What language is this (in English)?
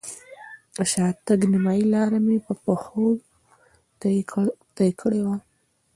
Pashto